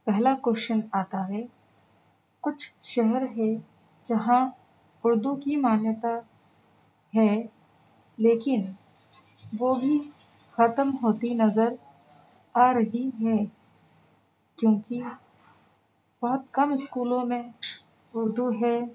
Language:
Urdu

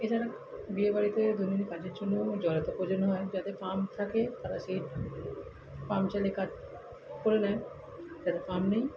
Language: Bangla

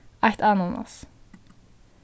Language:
Faroese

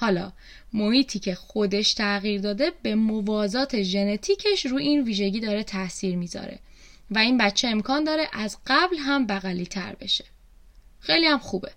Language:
Persian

